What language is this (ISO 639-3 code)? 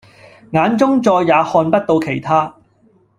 yue